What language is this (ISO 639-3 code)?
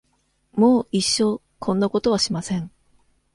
jpn